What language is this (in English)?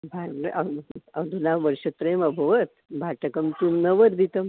Sanskrit